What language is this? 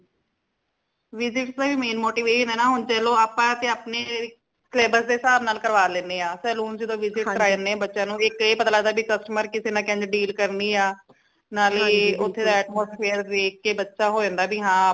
Punjabi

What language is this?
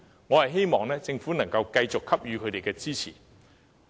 Cantonese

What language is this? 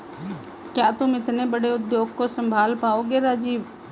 Hindi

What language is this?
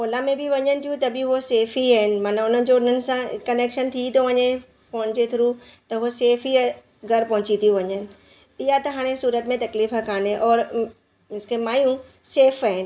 Sindhi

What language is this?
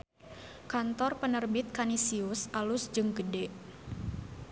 Sundanese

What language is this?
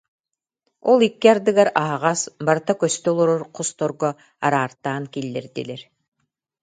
Yakut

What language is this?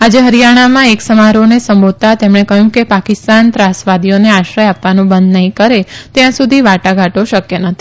Gujarati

